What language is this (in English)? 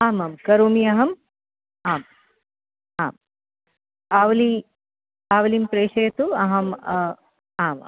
Sanskrit